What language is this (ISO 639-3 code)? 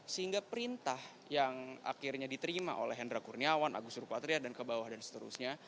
ind